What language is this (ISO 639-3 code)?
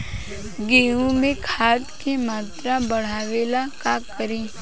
bho